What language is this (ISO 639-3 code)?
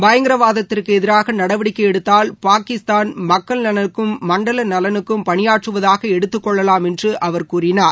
tam